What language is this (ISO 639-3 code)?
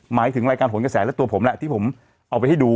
tha